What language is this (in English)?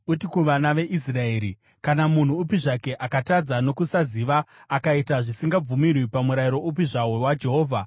Shona